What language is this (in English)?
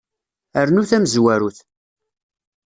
Kabyle